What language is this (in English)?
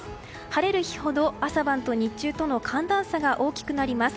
Japanese